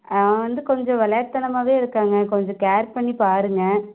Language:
Tamil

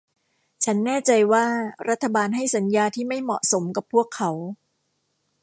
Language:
Thai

